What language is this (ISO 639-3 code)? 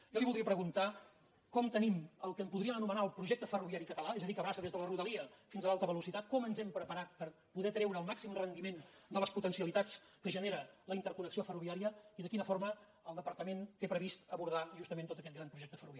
cat